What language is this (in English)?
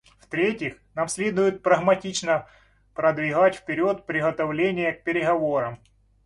Russian